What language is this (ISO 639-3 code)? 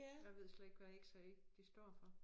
dan